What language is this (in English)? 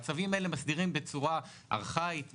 Hebrew